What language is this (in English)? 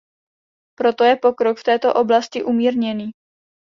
Czech